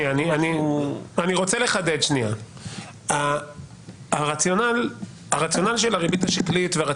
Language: Hebrew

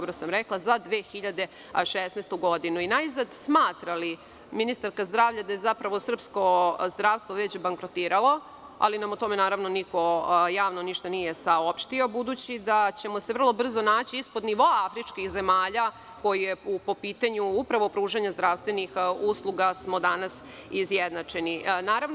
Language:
Serbian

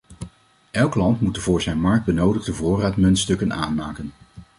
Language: Dutch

